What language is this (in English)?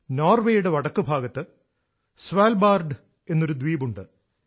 Malayalam